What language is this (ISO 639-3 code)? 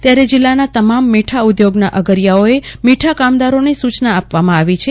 guj